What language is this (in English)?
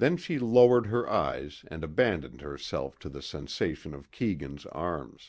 English